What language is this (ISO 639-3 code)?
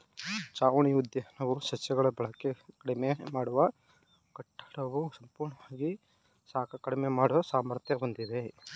kan